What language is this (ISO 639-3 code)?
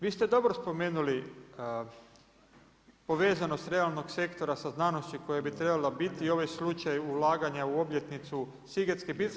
hrv